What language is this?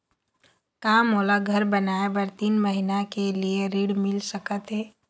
Chhattisgarhi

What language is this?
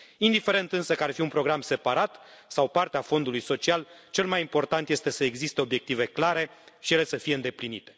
Romanian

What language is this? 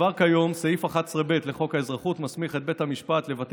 Hebrew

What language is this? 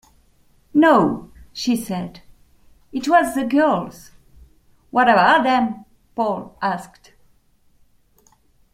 English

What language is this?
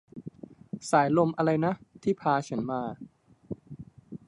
Thai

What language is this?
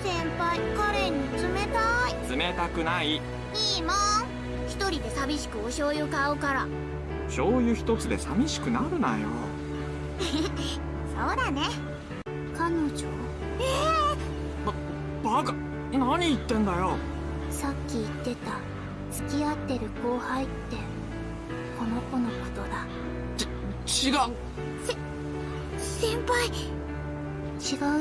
Japanese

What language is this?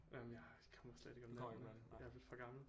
Danish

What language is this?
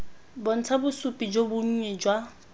Tswana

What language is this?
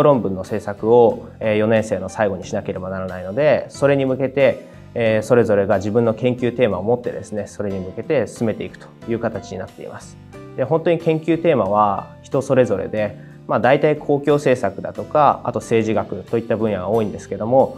Japanese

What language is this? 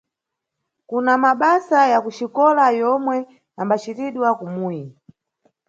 Nyungwe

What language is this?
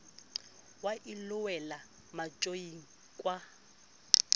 Southern Sotho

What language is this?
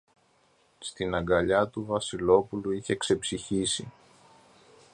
Greek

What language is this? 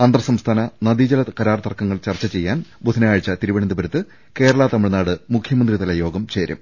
Malayalam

